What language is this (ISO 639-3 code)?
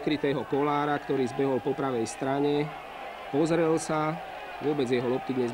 slk